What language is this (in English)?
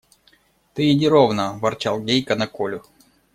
Russian